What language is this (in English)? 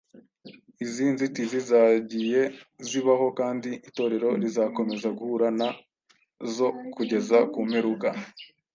Kinyarwanda